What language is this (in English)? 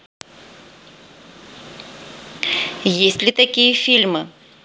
Russian